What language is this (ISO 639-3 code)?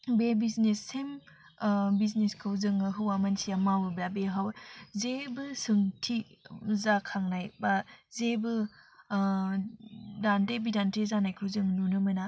brx